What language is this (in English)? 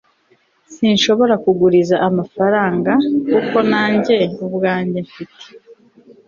Kinyarwanda